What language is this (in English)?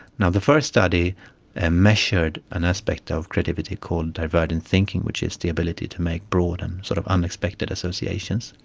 English